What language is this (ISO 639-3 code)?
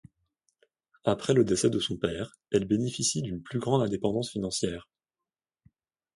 fra